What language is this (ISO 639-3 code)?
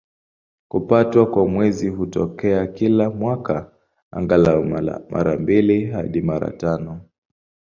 swa